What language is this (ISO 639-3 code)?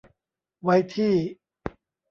tha